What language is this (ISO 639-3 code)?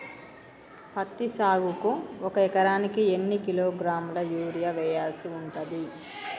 tel